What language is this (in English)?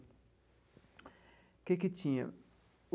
Portuguese